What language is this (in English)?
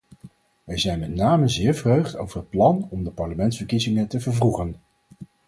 Dutch